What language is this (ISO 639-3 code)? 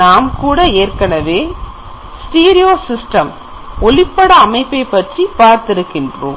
tam